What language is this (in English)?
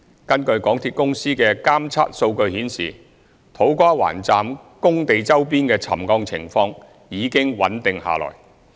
Cantonese